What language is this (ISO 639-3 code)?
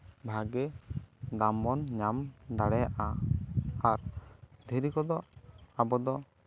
sat